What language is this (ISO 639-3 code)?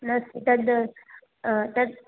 san